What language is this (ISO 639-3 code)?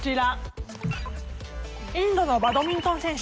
jpn